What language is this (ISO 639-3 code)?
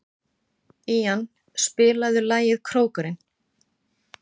isl